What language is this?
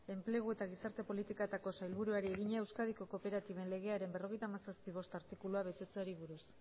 Basque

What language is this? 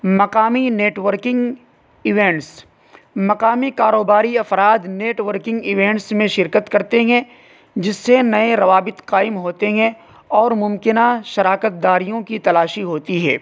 Urdu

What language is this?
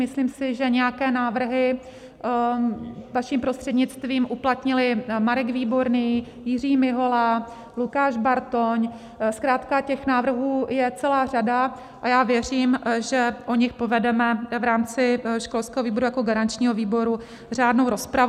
Czech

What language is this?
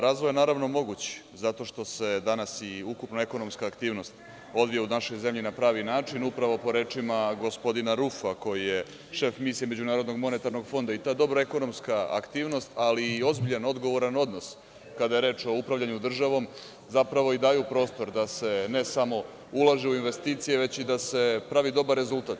Serbian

